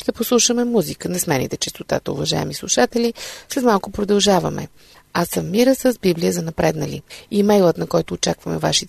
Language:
Bulgarian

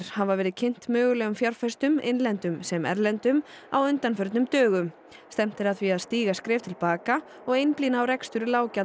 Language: Icelandic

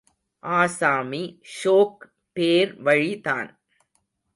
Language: Tamil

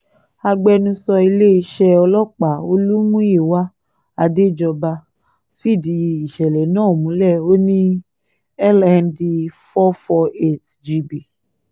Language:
Yoruba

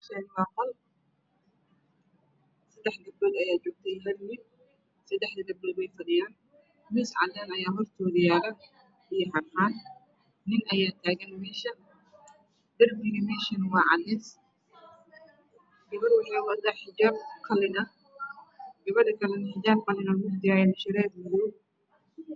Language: Somali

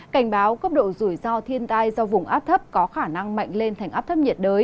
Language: Vietnamese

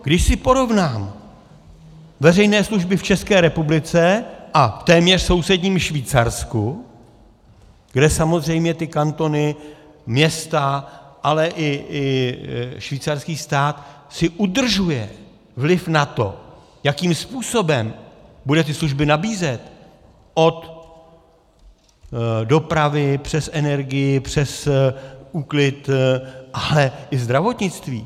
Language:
Czech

